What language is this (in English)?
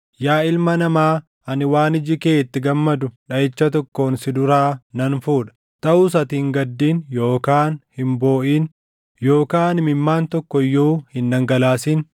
Oromo